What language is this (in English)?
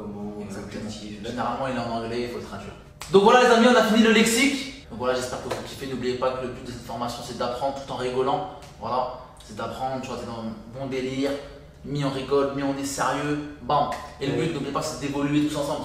French